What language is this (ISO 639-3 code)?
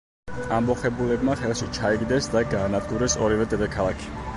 kat